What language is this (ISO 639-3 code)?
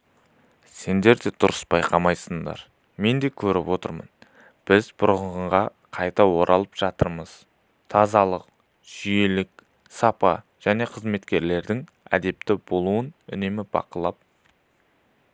kaz